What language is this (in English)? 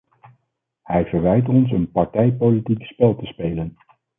Dutch